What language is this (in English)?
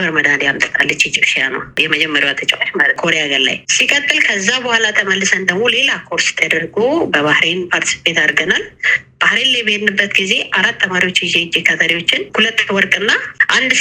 Amharic